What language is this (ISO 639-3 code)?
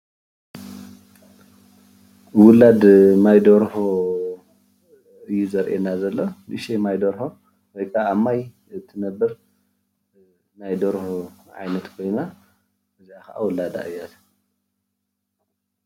tir